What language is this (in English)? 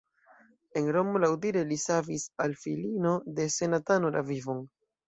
Esperanto